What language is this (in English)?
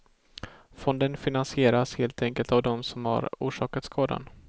Swedish